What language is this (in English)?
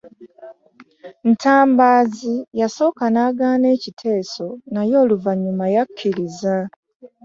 Ganda